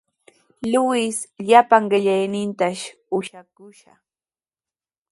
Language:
Sihuas Ancash Quechua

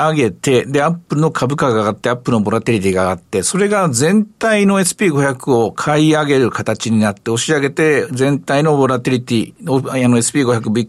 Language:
Japanese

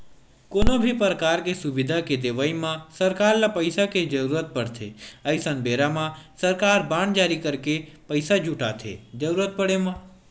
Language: Chhattisgarhi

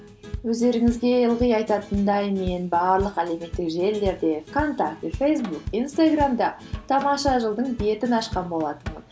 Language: Kazakh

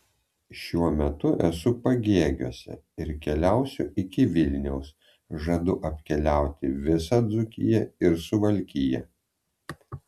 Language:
Lithuanian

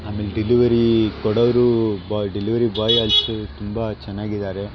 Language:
Kannada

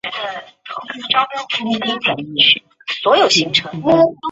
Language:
Chinese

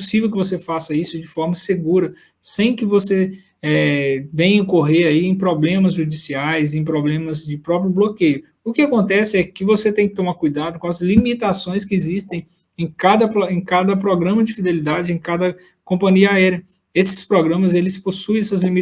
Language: Portuguese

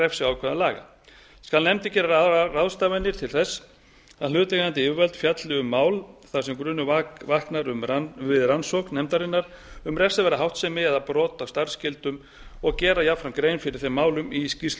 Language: Icelandic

